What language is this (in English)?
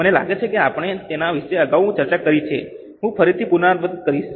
Gujarati